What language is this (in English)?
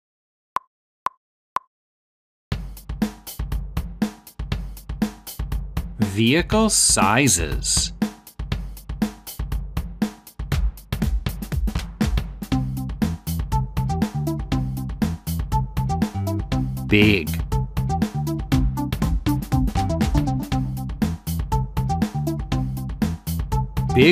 English